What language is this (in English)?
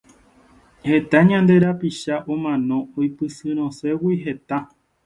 Guarani